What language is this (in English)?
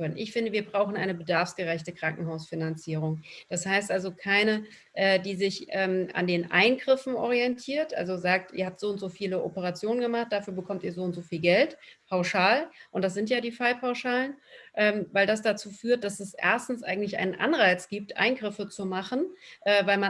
German